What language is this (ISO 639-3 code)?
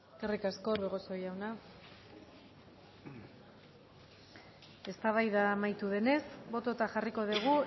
eus